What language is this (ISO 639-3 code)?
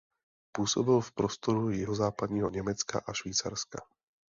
ces